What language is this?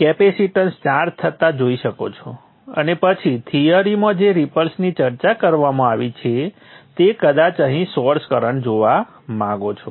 Gujarati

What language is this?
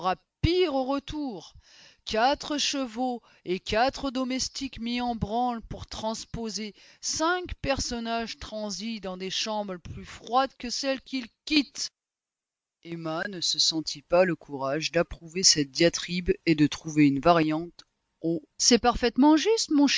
French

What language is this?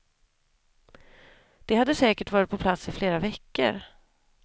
Swedish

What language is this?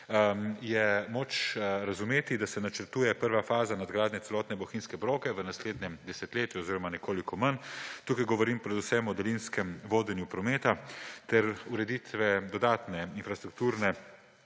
Slovenian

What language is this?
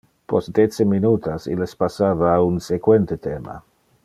Interlingua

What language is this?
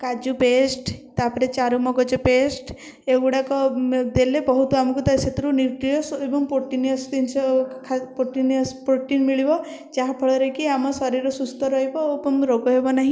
Odia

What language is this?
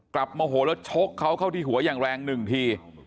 Thai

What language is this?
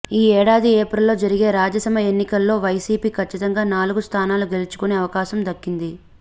Telugu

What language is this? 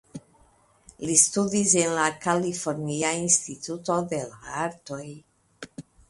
Esperanto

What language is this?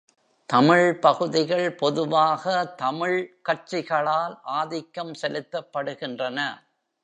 Tamil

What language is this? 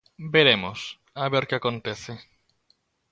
Galician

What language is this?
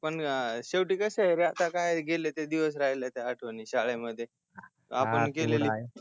Marathi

